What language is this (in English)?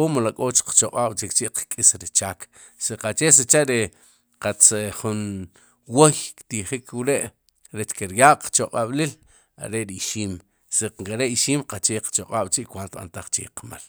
Sipacapense